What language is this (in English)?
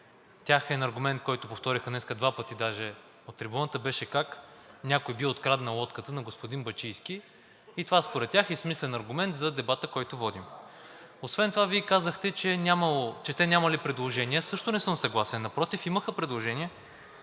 Bulgarian